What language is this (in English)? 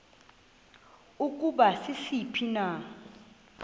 Xhosa